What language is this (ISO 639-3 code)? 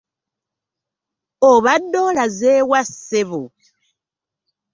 lug